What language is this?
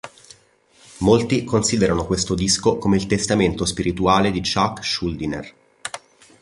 Italian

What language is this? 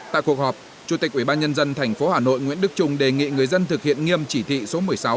Vietnamese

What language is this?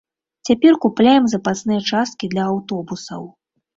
Belarusian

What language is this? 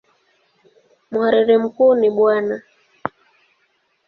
Swahili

